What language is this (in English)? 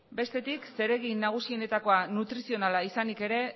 Basque